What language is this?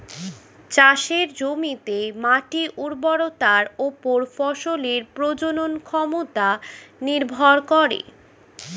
Bangla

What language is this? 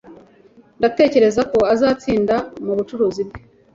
Kinyarwanda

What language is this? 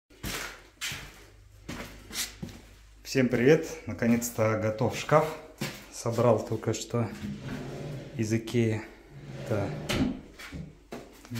Russian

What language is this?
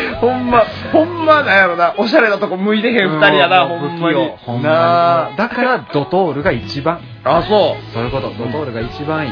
Japanese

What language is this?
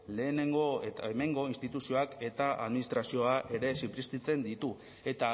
Basque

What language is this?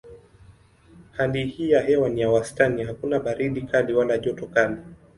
Swahili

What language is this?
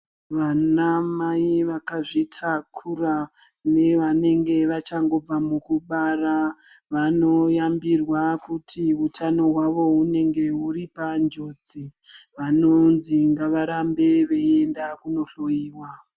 Ndau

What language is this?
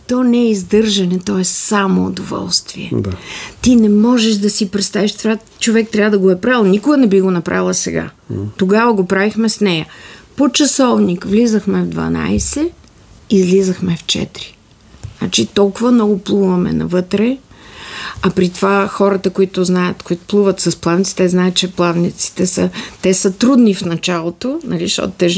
Bulgarian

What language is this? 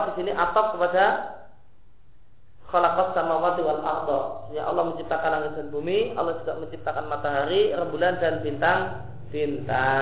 Indonesian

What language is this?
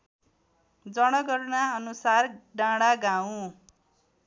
Nepali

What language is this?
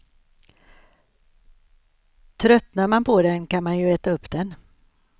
Swedish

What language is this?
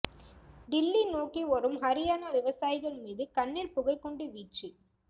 Tamil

